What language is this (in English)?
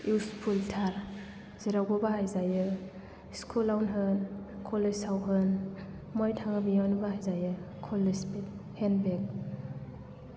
Bodo